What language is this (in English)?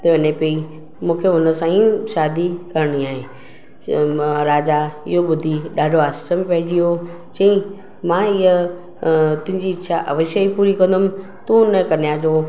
Sindhi